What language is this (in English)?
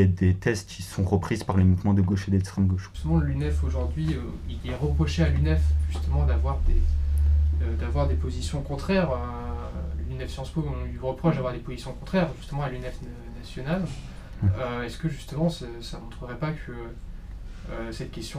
French